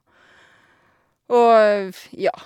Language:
Norwegian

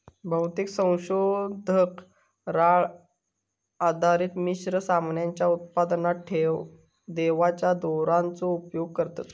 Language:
Marathi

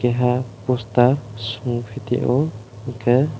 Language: Kok Borok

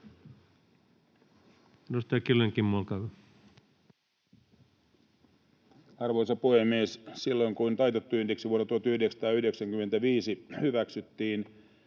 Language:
Finnish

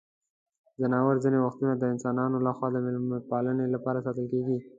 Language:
Pashto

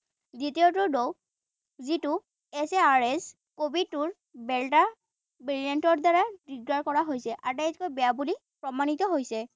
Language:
Assamese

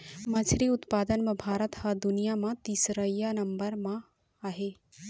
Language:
Chhattisgarhi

